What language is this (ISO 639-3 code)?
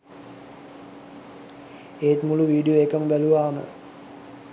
sin